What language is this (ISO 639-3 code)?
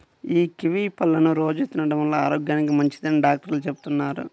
tel